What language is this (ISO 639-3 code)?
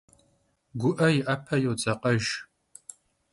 kbd